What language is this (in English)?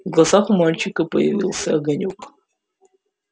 Russian